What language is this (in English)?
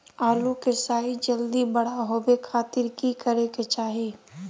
Magahi